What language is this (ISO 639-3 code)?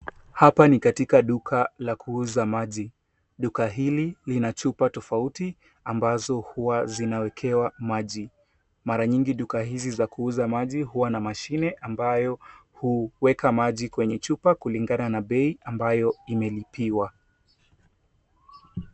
swa